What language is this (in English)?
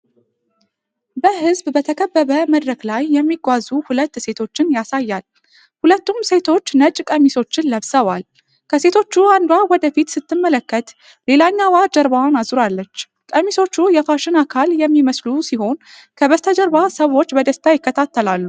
Amharic